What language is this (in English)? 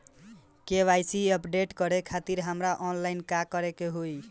Bhojpuri